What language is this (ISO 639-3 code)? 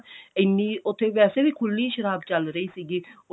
pan